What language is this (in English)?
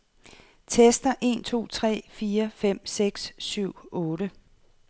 Danish